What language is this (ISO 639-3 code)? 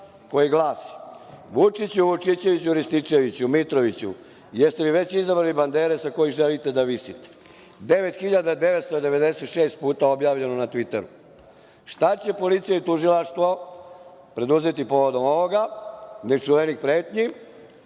srp